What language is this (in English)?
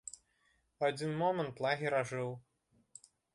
Belarusian